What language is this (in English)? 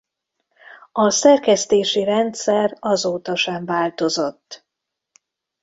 Hungarian